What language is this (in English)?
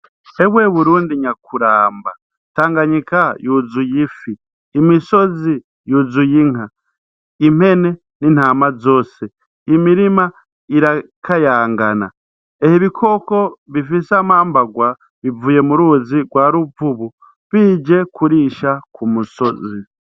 Rundi